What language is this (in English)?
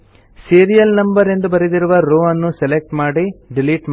Kannada